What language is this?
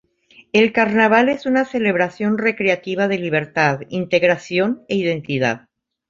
Spanish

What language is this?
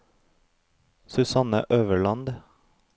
Norwegian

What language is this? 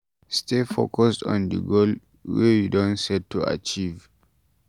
Nigerian Pidgin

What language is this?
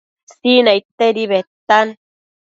Matsés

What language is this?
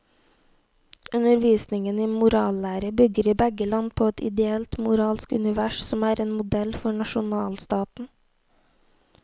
Norwegian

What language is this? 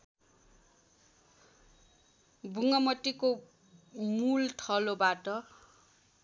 Nepali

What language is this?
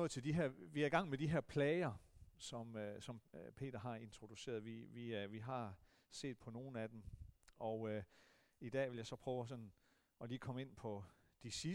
Danish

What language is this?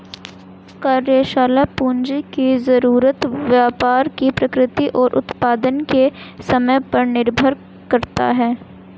Hindi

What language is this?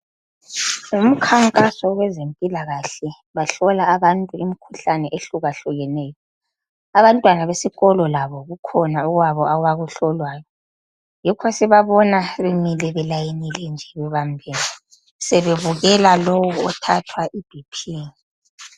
North Ndebele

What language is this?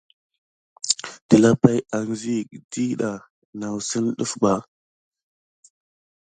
Gidar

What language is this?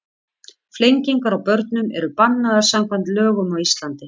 Icelandic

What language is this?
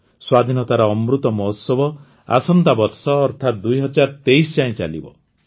Odia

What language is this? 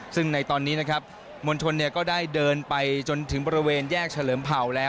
Thai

